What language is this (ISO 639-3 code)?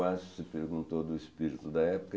por